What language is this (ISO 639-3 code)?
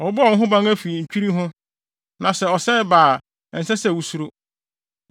aka